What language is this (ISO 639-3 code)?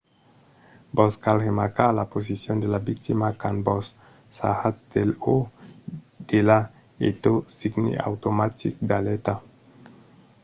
oci